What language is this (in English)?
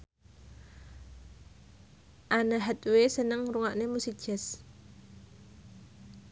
Javanese